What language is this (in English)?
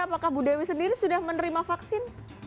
Indonesian